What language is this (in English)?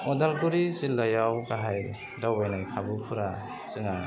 Bodo